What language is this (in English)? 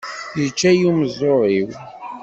Kabyle